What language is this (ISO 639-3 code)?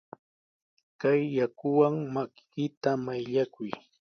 qws